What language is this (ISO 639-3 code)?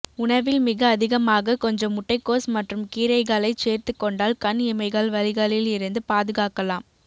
tam